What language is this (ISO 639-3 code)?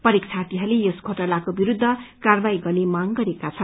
nep